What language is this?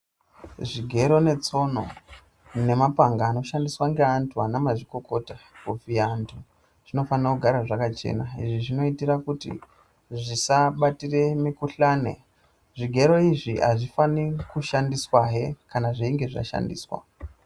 Ndau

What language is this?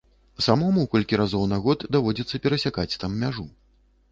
Belarusian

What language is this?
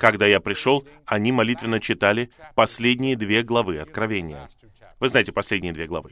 Russian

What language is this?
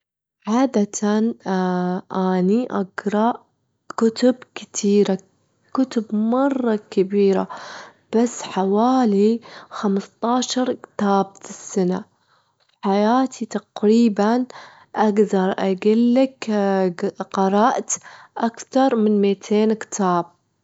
Gulf Arabic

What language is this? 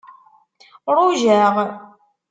Kabyle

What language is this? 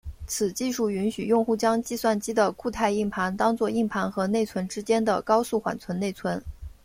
Chinese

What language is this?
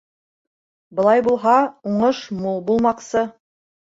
Bashkir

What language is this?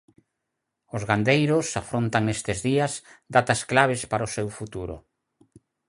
Galician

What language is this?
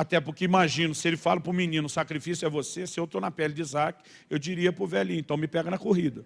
Portuguese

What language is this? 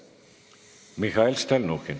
Estonian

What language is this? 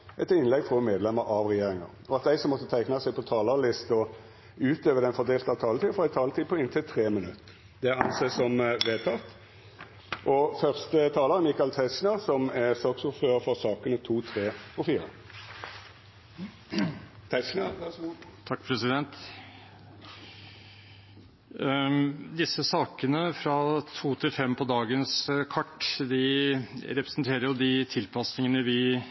Norwegian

